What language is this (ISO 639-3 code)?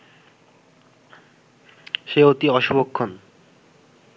ben